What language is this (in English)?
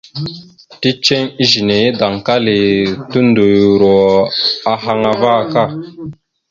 Mada (Cameroon)